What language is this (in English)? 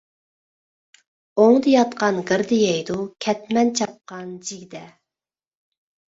Uyghur